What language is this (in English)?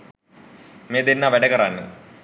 Sinhala